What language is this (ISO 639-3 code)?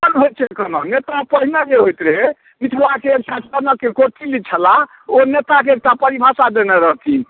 mai